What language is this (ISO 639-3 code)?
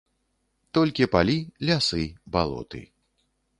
bel